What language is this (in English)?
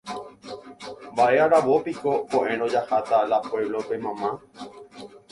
Guarani